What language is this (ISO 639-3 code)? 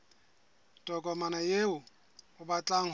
sot